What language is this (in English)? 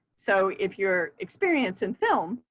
English